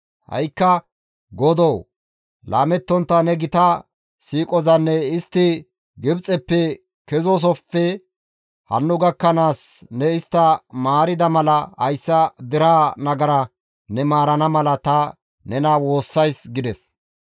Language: Gamo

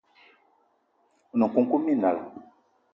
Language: Eton (Cameroon)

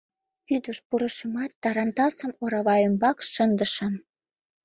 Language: Mari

